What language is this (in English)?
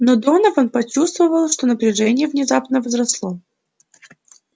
Russian